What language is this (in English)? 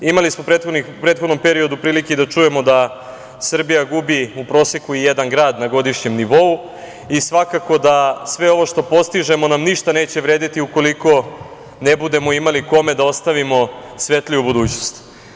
Serbian